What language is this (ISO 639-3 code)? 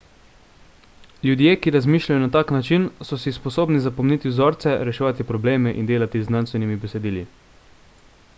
slv